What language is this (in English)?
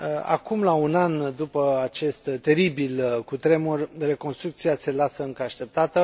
Romanian